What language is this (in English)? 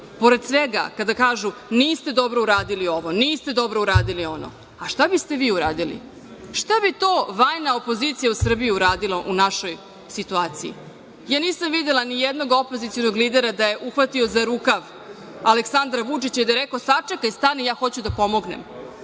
Serbian